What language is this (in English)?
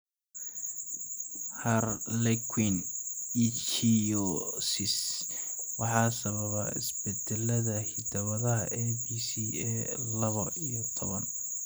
Somali